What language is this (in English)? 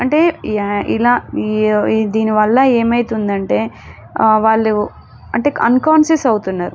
Telugu